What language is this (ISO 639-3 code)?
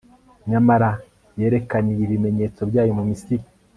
kin